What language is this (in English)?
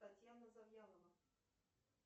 Russian